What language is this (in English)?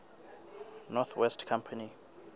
Southern Sotho